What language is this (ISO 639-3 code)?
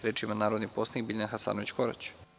srp